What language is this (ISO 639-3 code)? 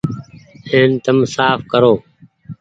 gig